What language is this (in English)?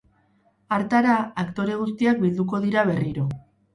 Basque